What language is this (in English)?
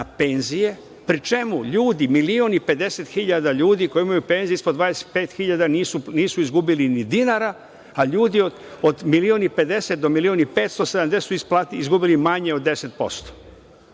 Serbian